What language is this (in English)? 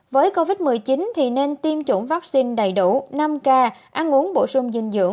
Vietnamese